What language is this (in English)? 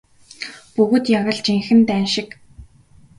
Mongolian